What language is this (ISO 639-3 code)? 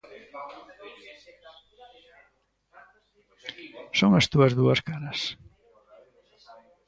glg